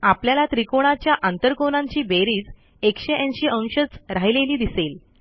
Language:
Marathi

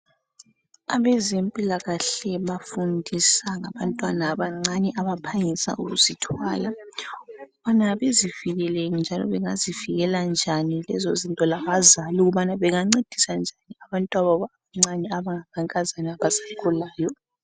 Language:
North Ndebele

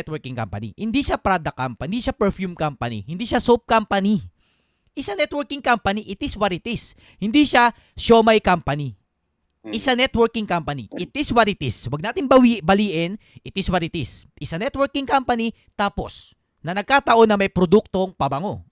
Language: Filipino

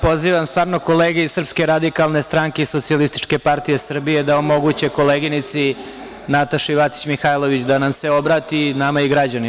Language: Serbian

